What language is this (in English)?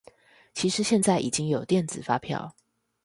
Chinese